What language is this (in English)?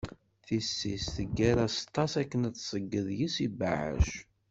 Kabyle